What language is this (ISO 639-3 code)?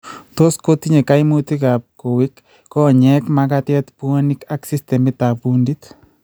kln